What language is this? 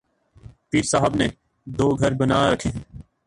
Urdu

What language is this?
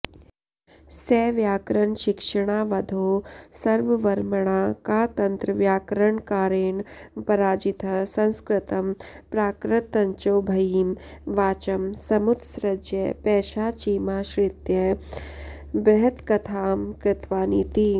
Sanskrit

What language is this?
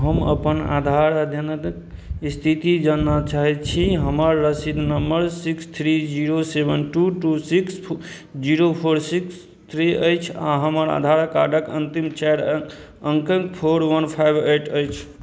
Maithili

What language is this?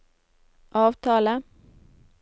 Norwegian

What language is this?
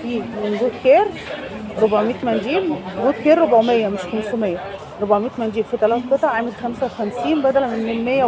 Arabic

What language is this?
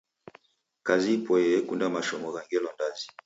Taita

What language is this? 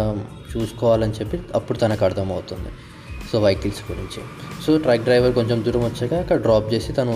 Telugu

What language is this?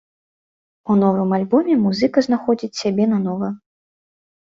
Belarusian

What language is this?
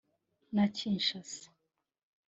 Kinyarwanda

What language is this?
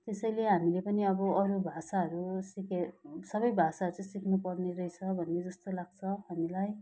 Nepali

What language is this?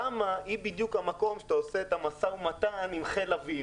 Hebrew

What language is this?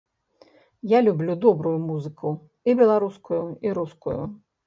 Belarusian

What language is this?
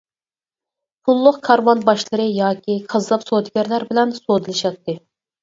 Uyghur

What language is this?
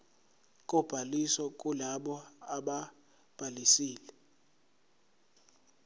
Zulu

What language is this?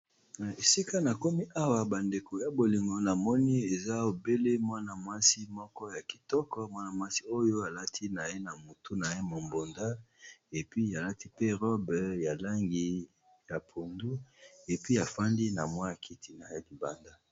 Lingala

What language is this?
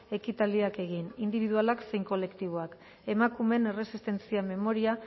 Basque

